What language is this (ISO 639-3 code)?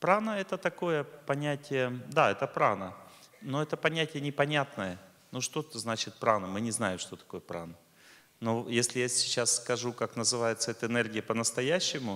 rus